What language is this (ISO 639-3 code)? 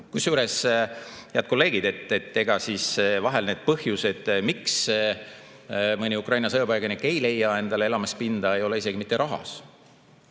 est